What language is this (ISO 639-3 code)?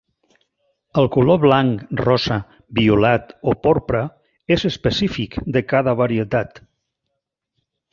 cat